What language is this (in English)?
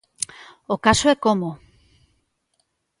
Galician